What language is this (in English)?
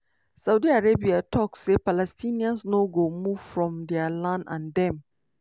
Nigerian Pidgin